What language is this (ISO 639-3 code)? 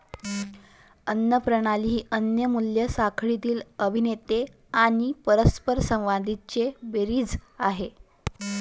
mar